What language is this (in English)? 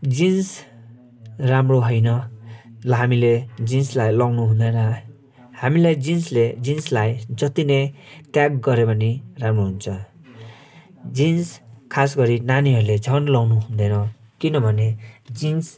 Nepali